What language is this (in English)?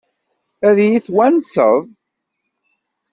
Kabyle